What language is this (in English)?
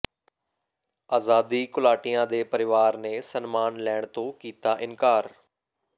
Punjabi